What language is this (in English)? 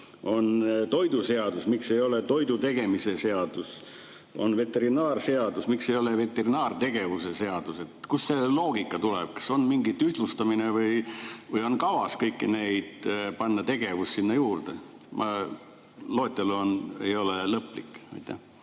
Estonian